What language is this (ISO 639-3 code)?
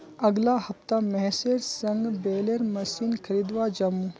mag